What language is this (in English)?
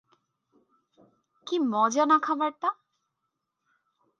Bangla